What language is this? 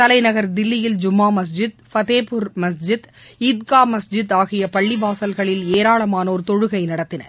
Tamil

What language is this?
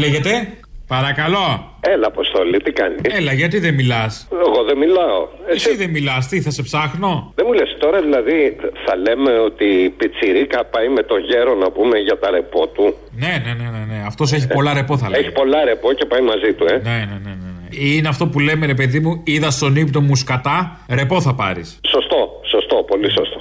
Greek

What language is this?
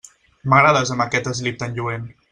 Catalan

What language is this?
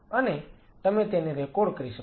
Gujarati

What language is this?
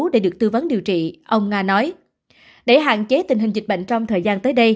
Vietnamese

